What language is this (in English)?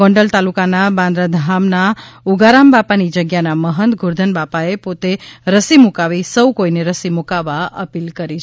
Gujarati